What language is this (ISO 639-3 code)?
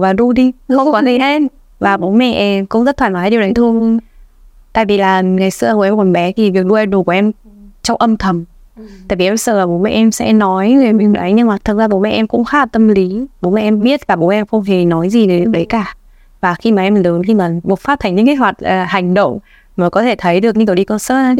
vie